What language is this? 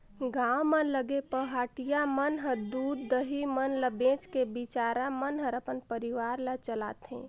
Chhattisgarhi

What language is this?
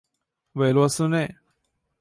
Chinese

